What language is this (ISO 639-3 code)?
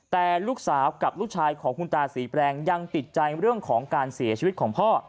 tha